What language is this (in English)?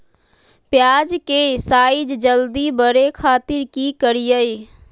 Magahi